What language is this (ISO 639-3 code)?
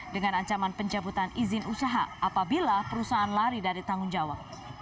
ind